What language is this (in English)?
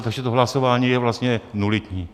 Czech